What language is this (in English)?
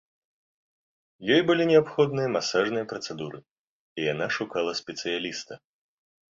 Belarusian